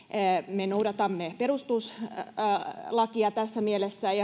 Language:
Finnish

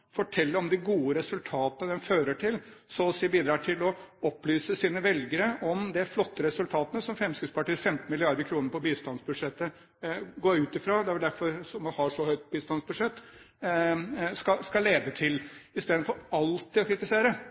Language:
Norwegian Bokmål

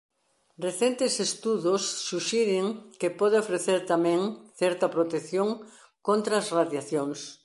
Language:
Galician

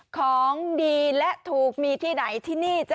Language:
Thai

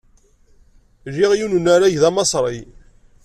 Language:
Kabyle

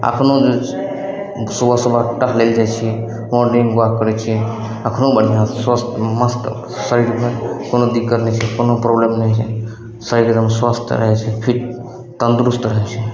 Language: Maithili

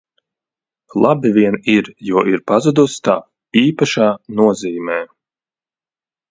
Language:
Latvian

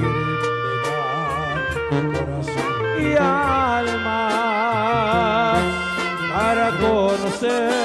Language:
Spanish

